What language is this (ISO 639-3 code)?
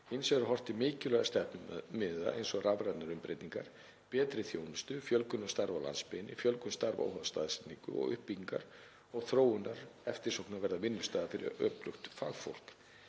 isl